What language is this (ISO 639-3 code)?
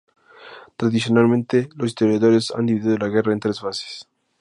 spa